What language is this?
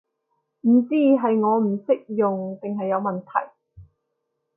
Cantonese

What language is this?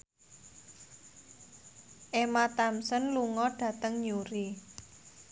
Javanese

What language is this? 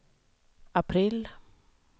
Swedish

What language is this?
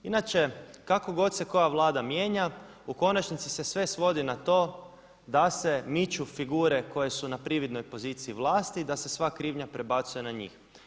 Croatian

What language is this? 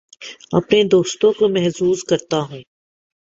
Urdu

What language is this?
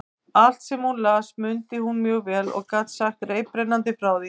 Icelandic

